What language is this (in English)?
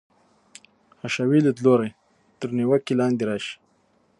Pashto